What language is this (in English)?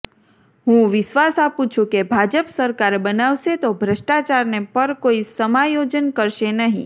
Gujarati